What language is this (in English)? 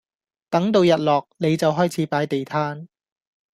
Cantonese